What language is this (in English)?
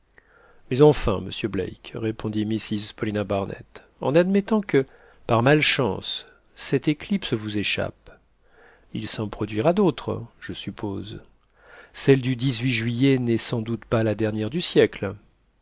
French